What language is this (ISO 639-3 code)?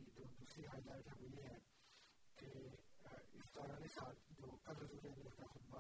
urd